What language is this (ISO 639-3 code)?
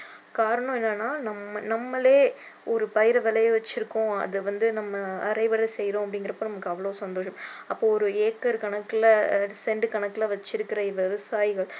tam